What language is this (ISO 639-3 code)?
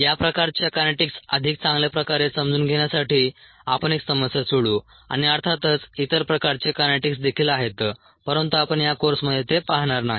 mar